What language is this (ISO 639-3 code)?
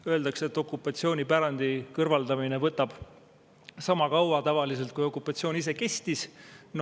est